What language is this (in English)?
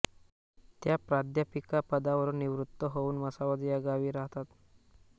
Marathi